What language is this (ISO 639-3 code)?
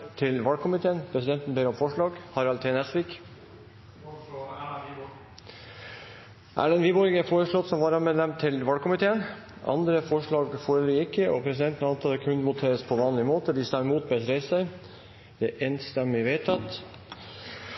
nor